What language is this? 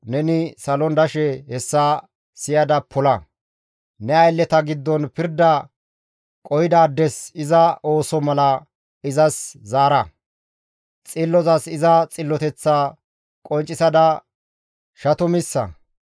Gamo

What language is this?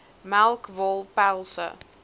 Afrikaans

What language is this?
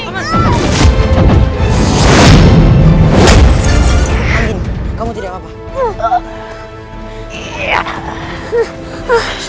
Indonesian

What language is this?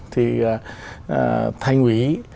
Vietnamese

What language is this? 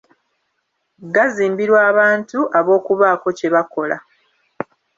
Ganda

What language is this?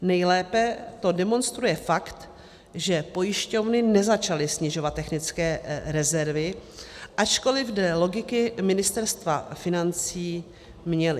Czech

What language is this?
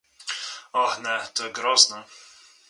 Slovenian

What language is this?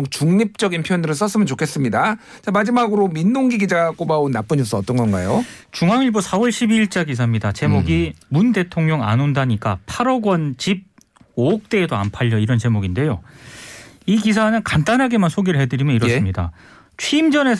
Korean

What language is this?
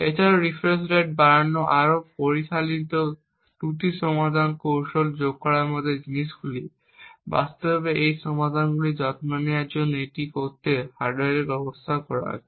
Bangla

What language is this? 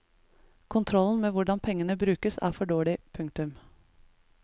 Norwegian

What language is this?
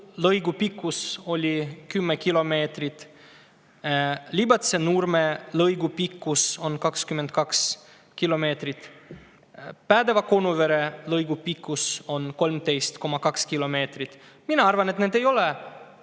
Estonian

